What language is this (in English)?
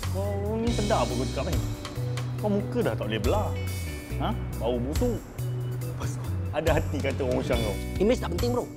Malay